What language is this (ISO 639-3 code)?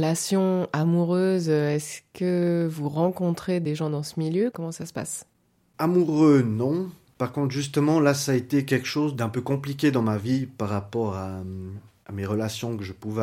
fra